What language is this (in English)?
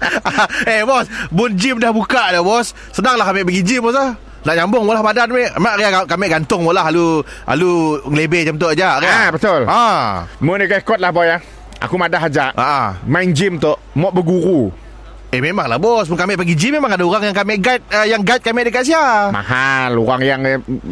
Malay